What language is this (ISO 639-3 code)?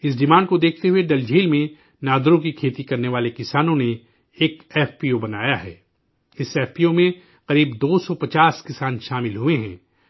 urd